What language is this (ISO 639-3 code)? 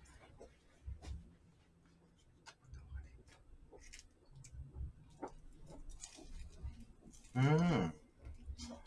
kor